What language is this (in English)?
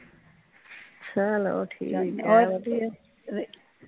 Punjabi